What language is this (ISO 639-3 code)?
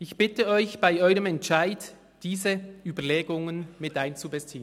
gsw